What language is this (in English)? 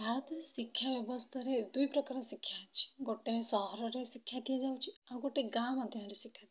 Odia